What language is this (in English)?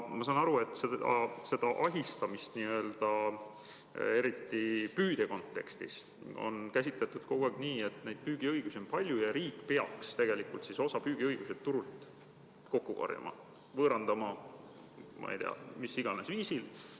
Estonian